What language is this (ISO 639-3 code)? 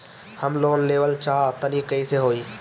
bho